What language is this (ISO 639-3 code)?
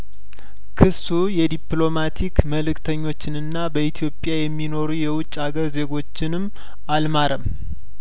amh